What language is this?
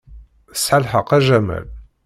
Kabyle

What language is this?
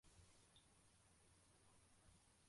Kinyarwanda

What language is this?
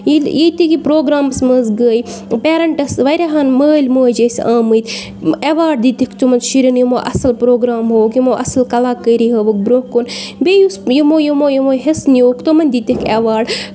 Kashmiri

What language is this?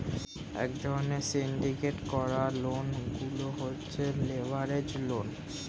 Bangla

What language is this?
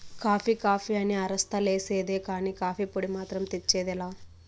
Telugu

